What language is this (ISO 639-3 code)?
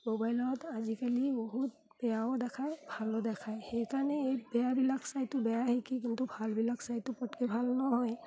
asm